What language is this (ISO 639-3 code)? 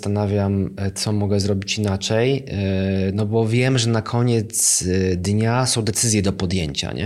pol